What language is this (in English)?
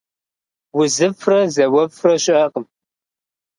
Kabardian